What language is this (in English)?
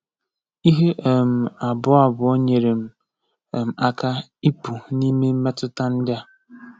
Igbo